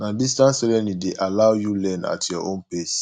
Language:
Nigerian Pidgin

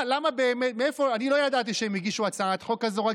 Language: Hebrew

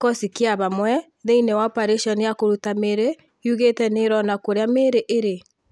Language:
Kikuyu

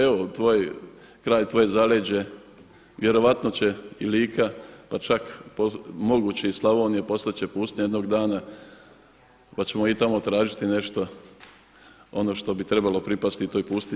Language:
Croatian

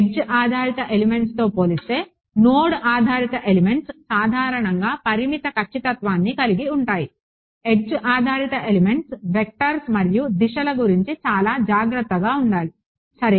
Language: Telugu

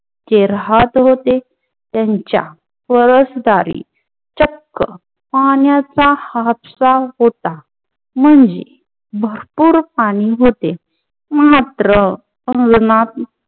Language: Marathi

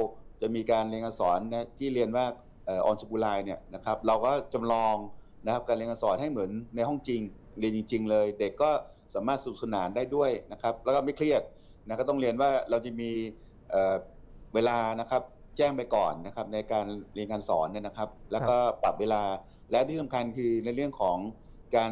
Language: Thai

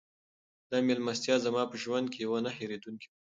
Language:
Pashto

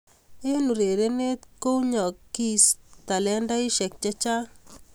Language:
Kalenjin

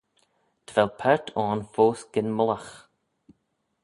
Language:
Manx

